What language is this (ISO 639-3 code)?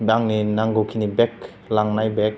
brx